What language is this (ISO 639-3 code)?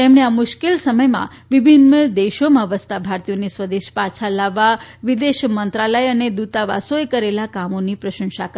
guj